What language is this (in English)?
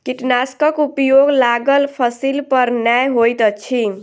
Maithili